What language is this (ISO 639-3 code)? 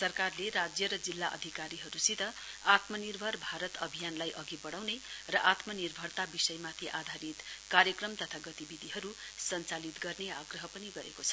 nep